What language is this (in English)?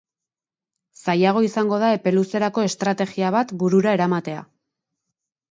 Basque